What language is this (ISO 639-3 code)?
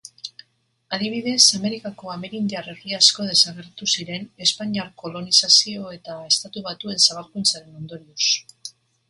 eus